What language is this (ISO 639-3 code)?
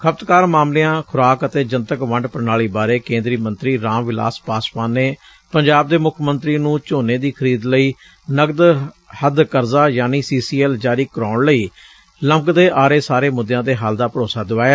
pan